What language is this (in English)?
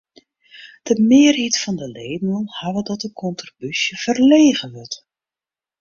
Western Frisian